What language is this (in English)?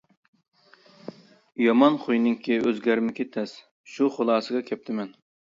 Uyghur